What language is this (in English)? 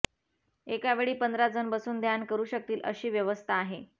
Marathi